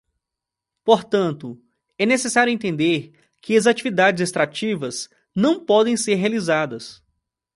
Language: Portuguese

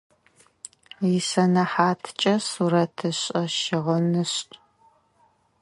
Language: Adyghe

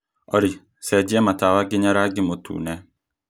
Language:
Kikuyu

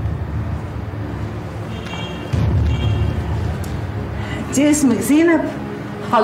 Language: Arabic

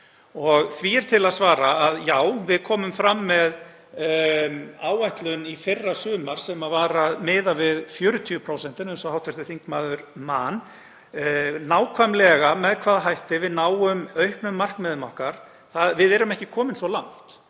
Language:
Icelandic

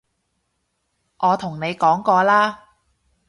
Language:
Cantonese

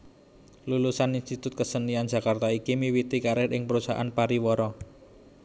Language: Javanese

